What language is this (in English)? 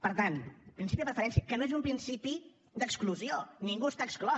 Catalan